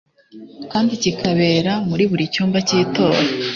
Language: Kinyarwanda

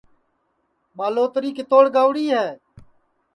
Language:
Sansi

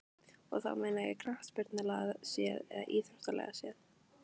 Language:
Icelandic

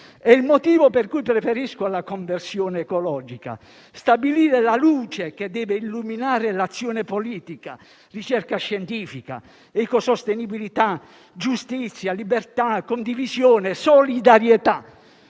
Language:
Italian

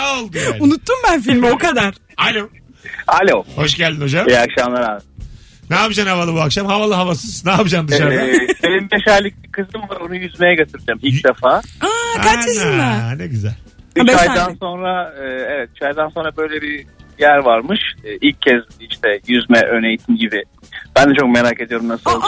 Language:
Turkish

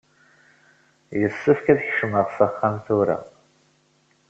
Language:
Kabyle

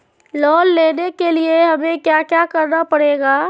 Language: Magahi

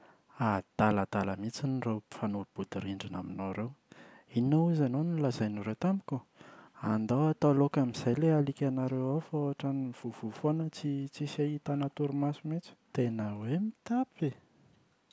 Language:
Malagasy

